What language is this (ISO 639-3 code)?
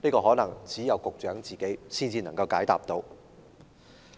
yue